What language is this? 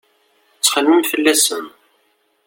Kabyle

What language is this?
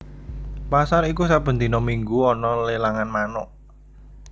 Javanese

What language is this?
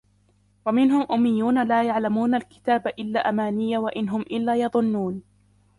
Arabic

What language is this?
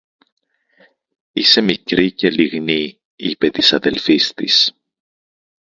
Greek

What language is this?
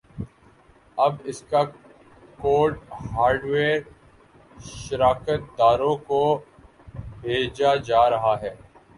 Urdu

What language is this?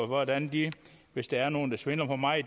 Danish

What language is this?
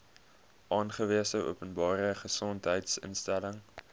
Afrikaans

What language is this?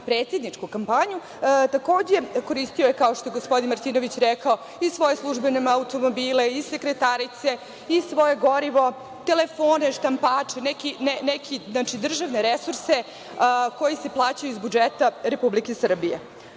Serbian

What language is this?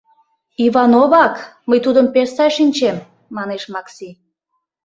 Mari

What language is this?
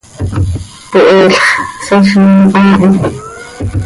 Seri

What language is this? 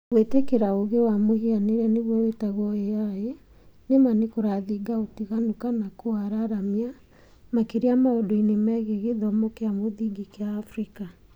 Kikuyu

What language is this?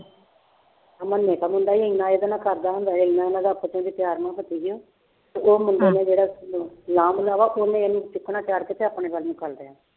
Punjabi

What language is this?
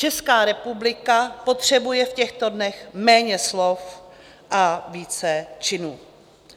Czech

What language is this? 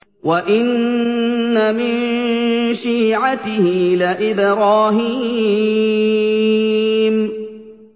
Arabic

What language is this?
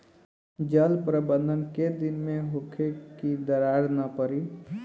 Bhojpuri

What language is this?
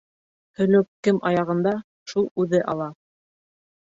Bashkir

